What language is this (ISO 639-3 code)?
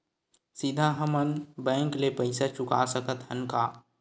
hne